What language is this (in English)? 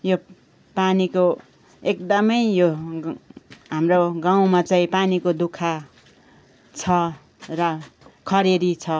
Nepali